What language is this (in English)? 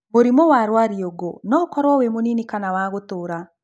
Kikuyu